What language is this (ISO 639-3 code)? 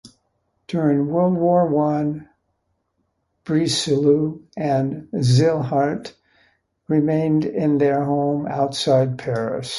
eng